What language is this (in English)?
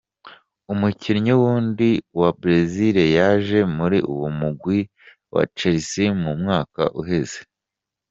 Kinyarwanda